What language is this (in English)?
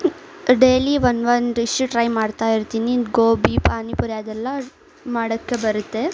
Kannada